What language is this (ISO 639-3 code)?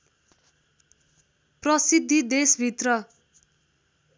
nep